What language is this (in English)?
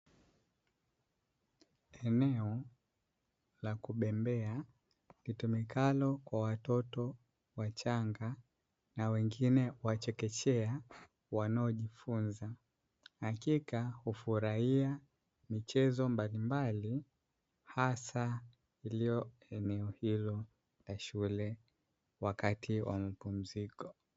Swahili